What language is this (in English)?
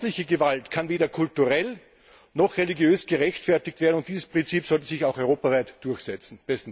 German